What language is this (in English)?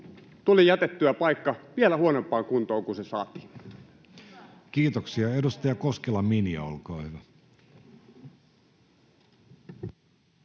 Finnish